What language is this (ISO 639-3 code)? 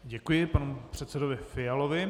ces